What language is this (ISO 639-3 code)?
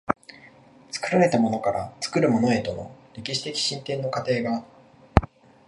jpn